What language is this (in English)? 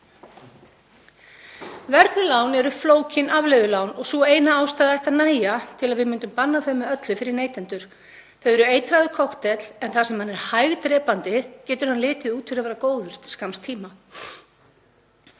Icelandic